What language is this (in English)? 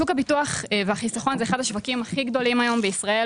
Hebrew